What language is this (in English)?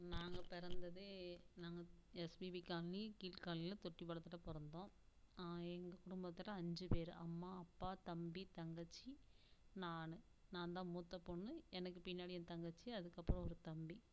Tamil